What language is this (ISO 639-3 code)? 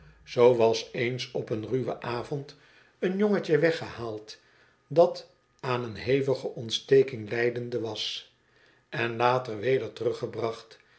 nld